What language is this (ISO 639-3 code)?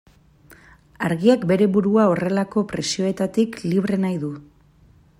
eus